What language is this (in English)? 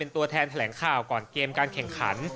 Thai